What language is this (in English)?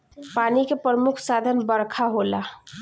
Bhojpuri